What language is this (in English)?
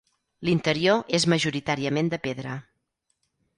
Catalan